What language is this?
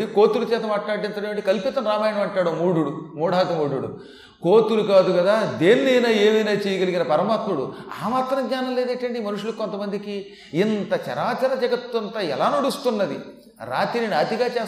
Telugu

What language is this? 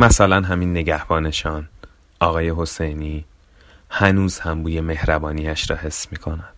Persian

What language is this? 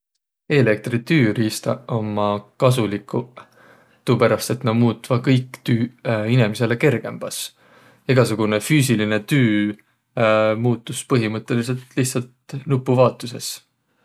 Võro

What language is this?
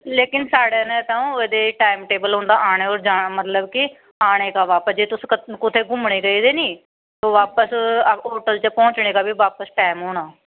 Dogri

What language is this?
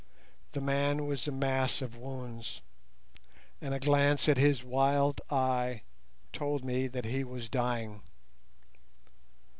English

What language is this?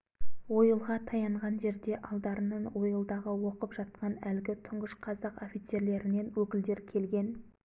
Kazakh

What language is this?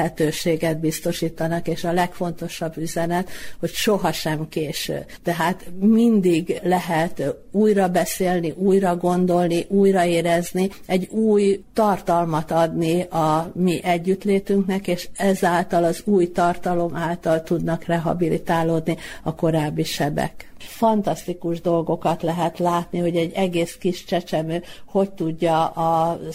Hungarian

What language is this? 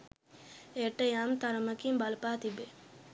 Sinhala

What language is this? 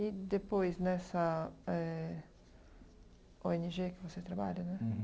Portuguese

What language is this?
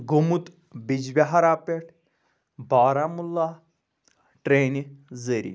Kashmiri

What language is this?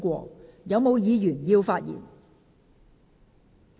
Cantonese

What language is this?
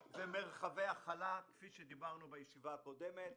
Hebrew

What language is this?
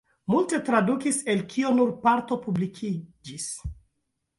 Esperanto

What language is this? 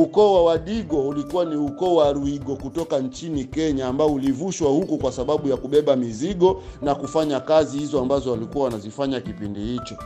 Swahili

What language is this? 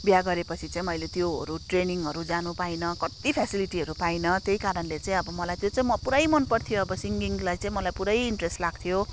Nepali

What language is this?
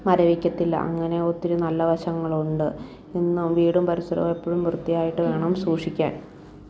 Malayalam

